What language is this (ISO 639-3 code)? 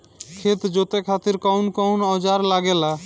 bho